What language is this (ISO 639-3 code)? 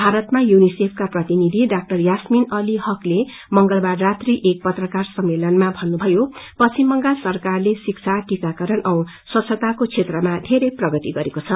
nep